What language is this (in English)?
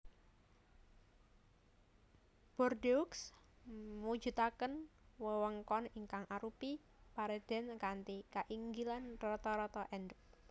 Javanese